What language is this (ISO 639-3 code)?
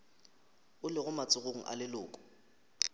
nso